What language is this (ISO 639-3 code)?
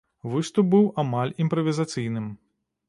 bel